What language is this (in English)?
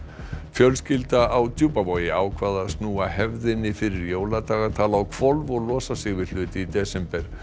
Icelandic